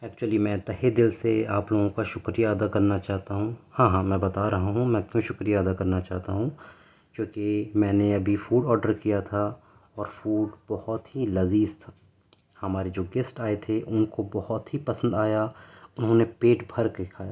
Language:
Urdu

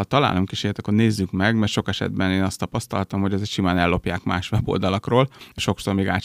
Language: Hungarian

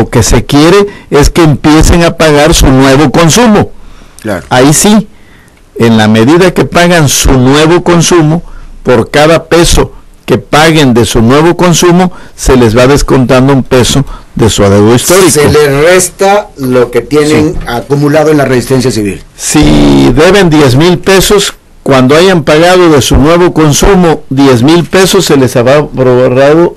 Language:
Spanish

